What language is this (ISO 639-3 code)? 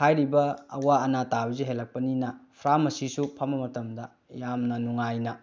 mni